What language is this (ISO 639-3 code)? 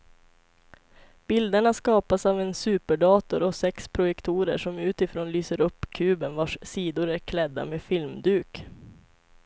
swe